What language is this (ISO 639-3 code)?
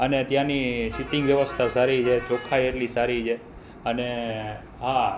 guj